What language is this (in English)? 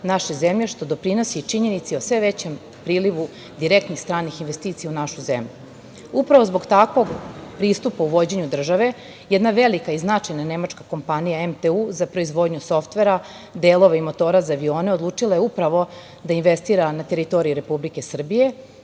Serbian